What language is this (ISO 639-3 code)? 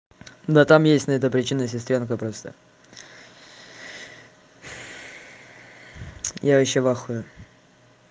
rus